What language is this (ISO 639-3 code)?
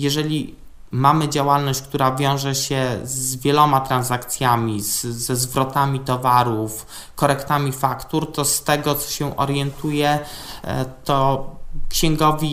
pol